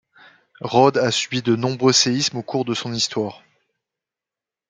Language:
French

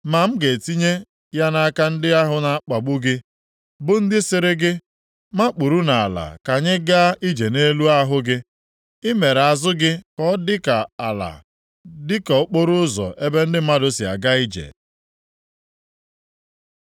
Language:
Igbo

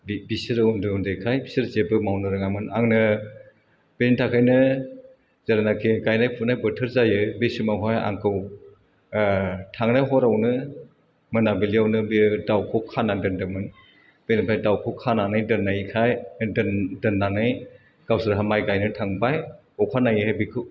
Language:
Bodo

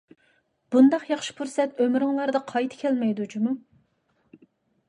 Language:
Uyghur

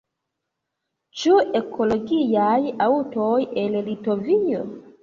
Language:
Esperanto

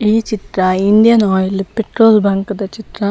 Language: Tulu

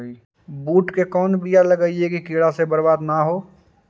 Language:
Magahi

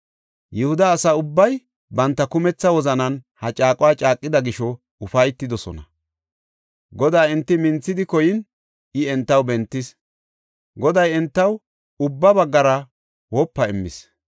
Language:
Gofa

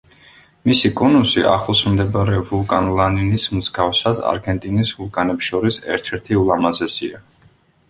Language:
Georgian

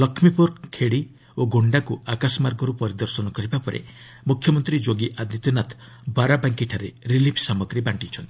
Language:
Odia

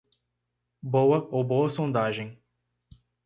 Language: Portuguese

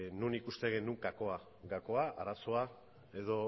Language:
Basque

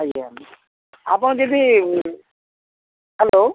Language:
Odia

